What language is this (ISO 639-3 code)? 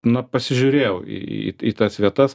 lit